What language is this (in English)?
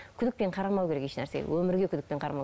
Kazakh